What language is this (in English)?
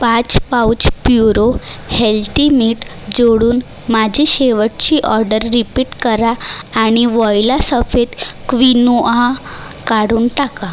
Marathi